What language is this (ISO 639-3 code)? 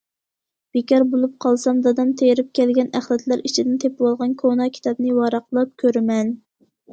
uig